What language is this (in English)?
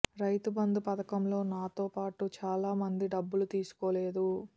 Telugu